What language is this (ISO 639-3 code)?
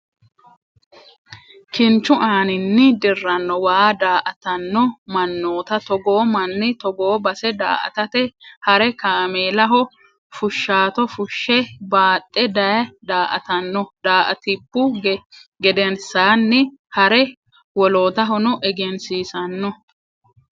sid